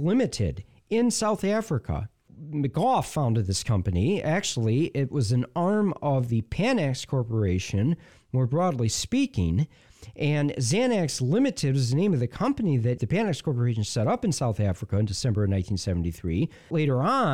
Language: English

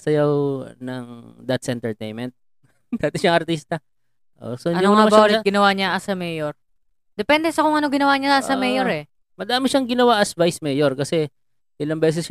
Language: Filipino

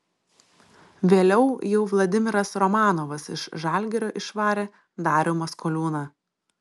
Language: Lithuanian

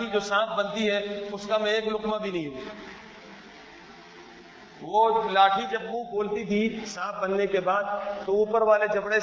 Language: Urdu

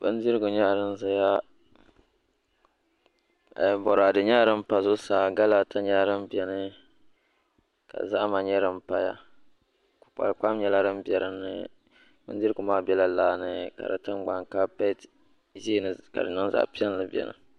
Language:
Dagbani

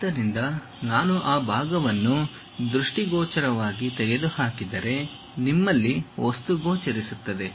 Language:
Kannada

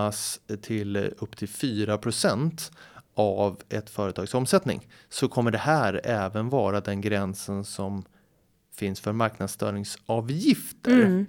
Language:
Swedish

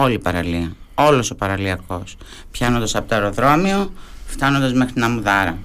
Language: Greek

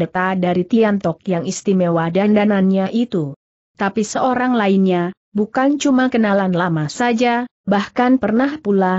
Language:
Indonesian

